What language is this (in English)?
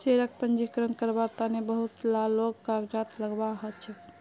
Magahi